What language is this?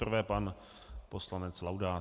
Czech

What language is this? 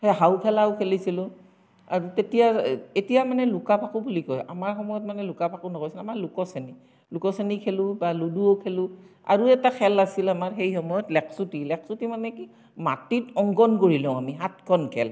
Assamese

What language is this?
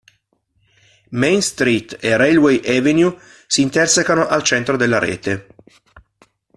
Italian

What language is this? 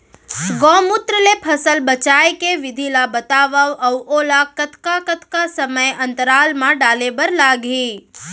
Chhattisgarhi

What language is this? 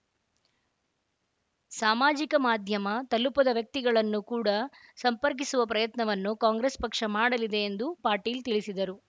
Kannada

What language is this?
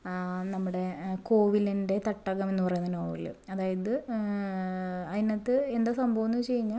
Malayalam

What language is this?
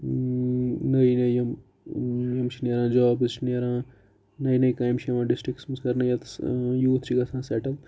Kashmiri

